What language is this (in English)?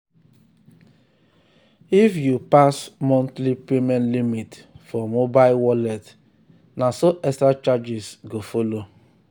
Nigerian Pidgin